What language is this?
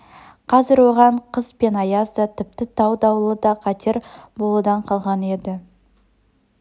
Kazakh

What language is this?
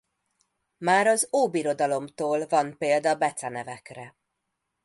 Hungarian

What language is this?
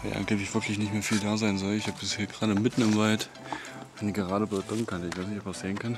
German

